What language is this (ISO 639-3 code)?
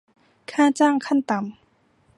tha